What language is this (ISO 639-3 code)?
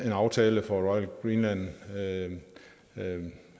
dan